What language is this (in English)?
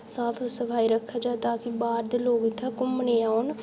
Dogri